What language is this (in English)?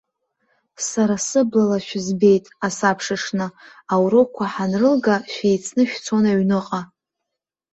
Abkhazian